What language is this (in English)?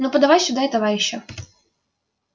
Russian